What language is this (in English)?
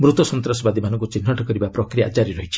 Odia